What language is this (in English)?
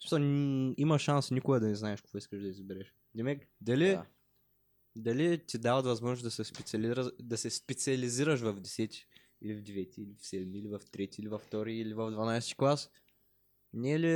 Bulgarian